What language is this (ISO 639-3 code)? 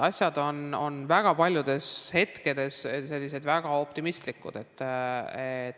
est